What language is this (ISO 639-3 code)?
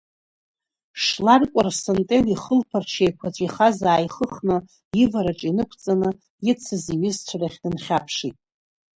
abk